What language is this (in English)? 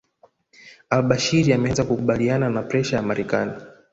Swahili